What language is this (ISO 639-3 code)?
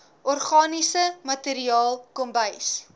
afr